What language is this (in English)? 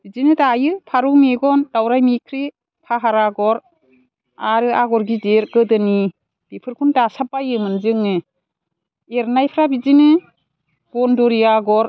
Bodo